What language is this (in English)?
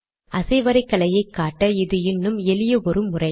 Tamil